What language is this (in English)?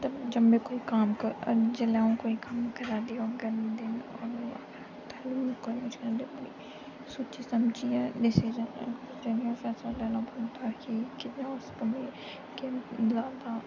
Dogri